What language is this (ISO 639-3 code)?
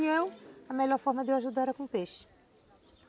por